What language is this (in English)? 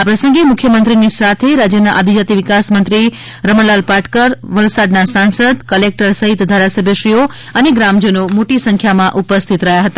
Gujarati